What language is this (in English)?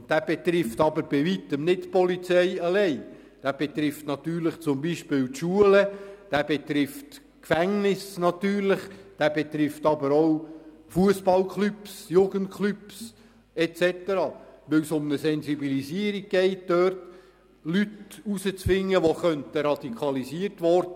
Swiss German